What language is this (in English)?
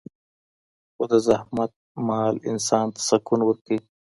Pashto